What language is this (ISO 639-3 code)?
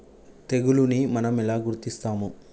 tel